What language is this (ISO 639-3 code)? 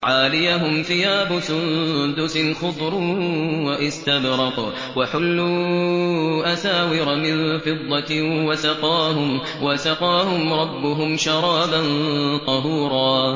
ara